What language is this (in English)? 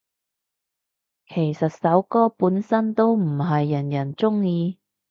Cantonese